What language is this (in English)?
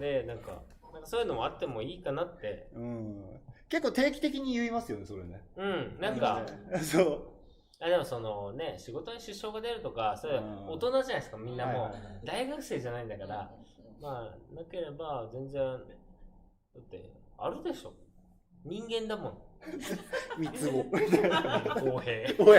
Japanese